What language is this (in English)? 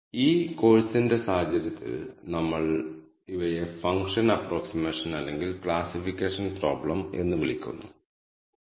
Malayalam